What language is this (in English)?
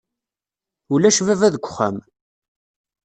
Kabyle